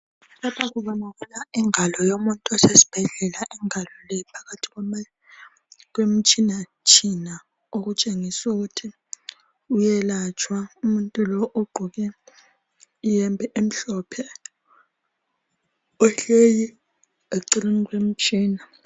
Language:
North Ndebele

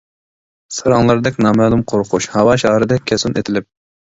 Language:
Uyghur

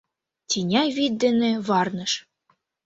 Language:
Mari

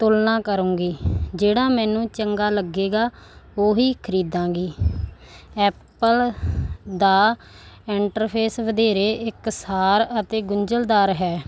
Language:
Punjabi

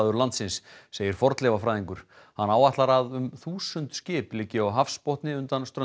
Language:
Icelandic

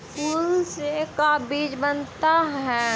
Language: Magahi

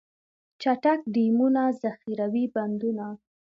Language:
Pashto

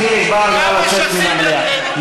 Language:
Hebrew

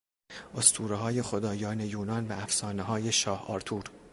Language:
Persian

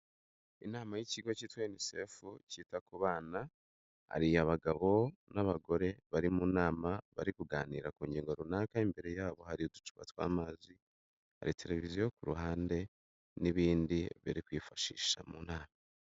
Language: Kinyarwanda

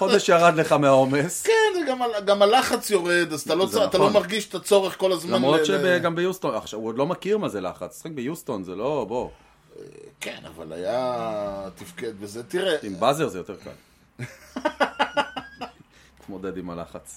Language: Hebrew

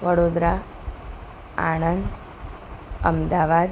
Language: Gujarati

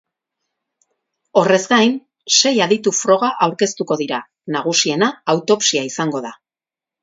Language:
Basque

